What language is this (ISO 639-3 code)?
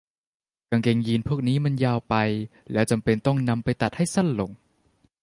tha